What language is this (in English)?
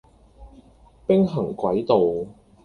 Cantonese